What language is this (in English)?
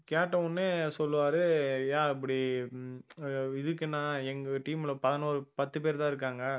Tamil